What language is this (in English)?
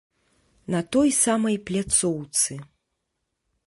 Belarusian